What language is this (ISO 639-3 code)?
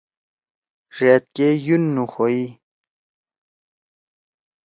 trw